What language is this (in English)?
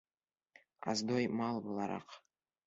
Bashkir